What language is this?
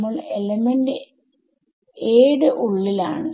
Malayalam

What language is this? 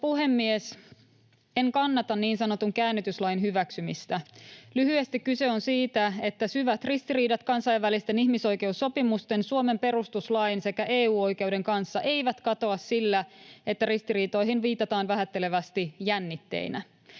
Finnish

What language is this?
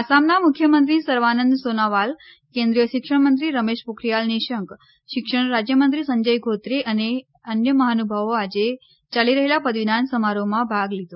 Gujarati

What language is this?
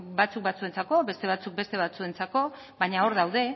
Basque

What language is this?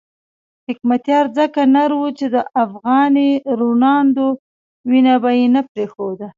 Pashto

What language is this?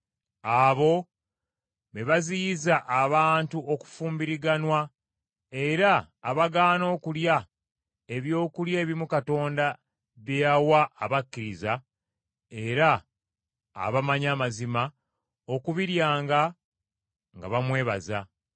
Ganda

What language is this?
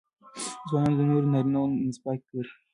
Pashto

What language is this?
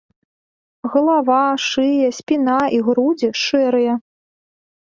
Belarusian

